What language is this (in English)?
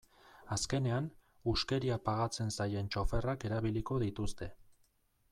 Basque